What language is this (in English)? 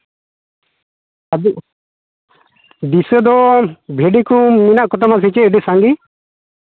Santali